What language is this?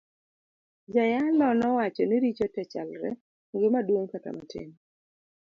Luo (Kenya and Tanzania)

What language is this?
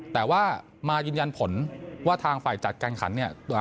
Thai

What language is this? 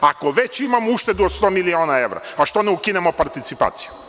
Serbian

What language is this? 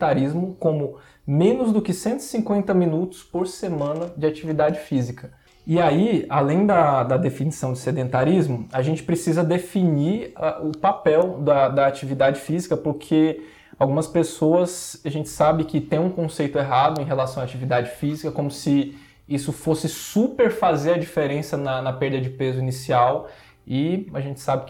Portuguese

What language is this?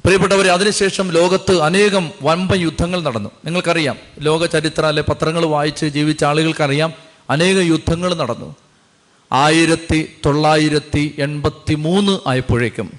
Malayalam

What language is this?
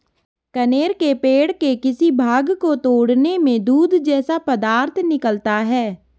Hindi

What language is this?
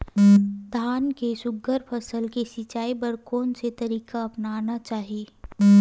Chhattisgarhi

